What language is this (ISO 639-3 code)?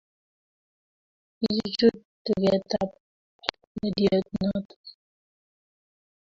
kln